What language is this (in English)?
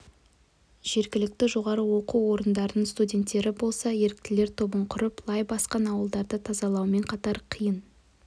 Kazakh